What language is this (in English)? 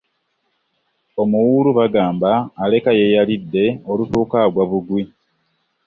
Ganda